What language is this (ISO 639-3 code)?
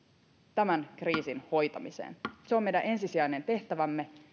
fin